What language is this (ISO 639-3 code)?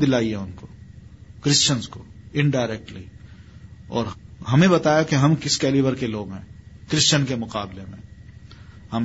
urd